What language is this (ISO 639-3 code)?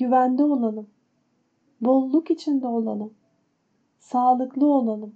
tur